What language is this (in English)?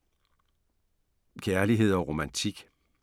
Danish